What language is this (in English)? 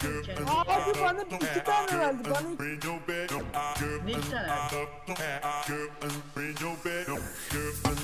Turkish